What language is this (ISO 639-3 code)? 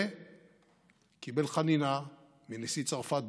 heb